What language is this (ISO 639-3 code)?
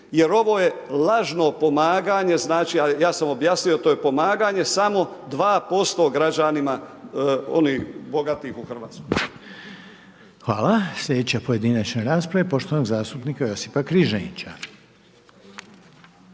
hrv